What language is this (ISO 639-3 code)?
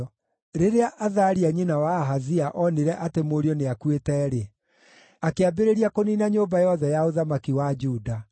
kik